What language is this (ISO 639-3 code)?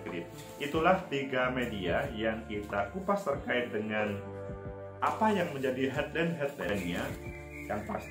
ind